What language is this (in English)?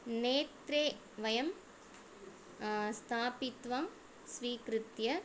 Sanskrit